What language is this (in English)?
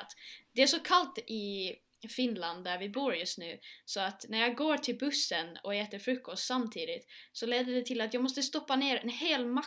Swedish